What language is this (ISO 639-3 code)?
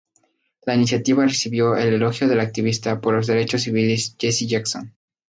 spa